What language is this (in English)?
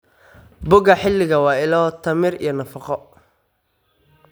Somali